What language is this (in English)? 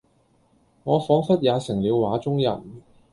Cantonese